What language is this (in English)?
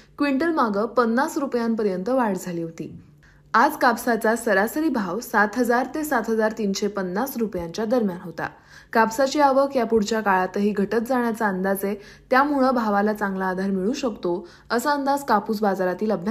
Marathi